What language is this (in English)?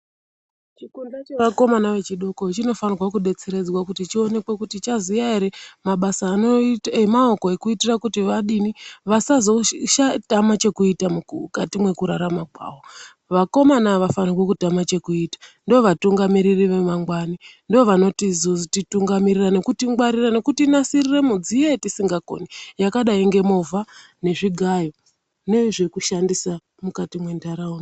Ndau